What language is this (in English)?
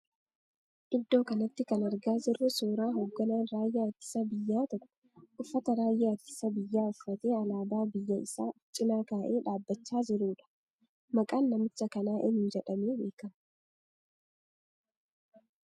Oromo